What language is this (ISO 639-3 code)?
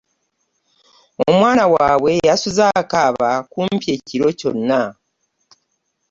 lug